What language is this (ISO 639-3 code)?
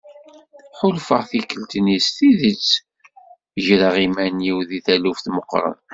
kab